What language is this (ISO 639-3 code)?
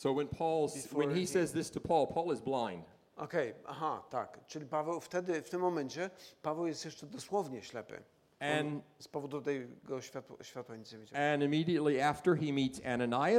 pol